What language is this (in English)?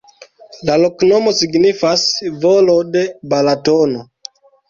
Esperanto